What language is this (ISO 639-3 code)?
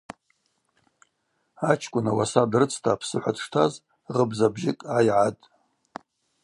abq